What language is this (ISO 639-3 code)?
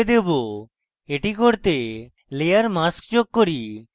ben